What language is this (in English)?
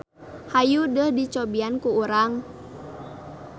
Sundanese